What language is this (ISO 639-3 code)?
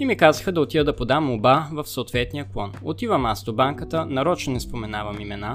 bul